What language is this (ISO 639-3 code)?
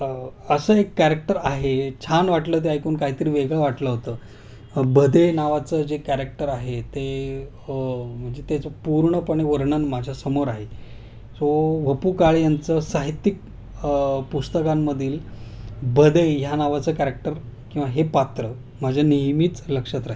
mar